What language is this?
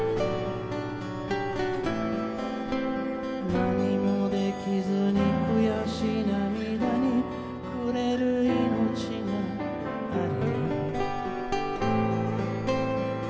Japanese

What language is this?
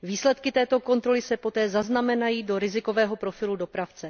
Czech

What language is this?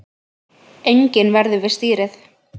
Icelandic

